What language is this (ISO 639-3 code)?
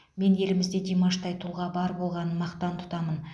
kaz